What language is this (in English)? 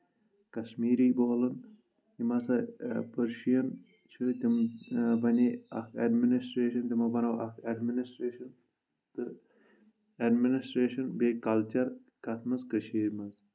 Kashmiri